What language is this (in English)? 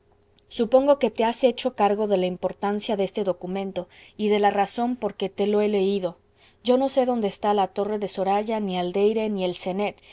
Spanish